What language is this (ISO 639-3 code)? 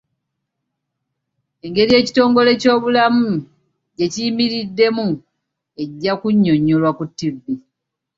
lug